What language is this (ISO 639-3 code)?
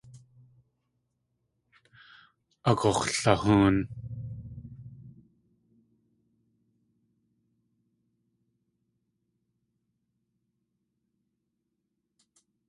tli